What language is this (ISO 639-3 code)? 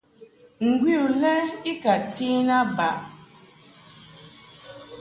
mhk